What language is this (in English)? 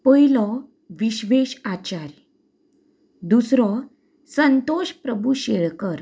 Konkani